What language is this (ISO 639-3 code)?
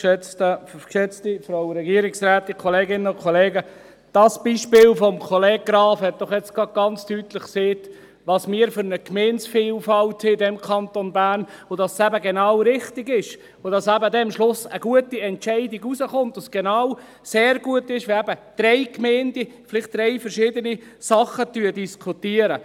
gsw